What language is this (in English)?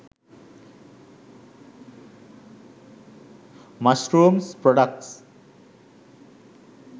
Sinhala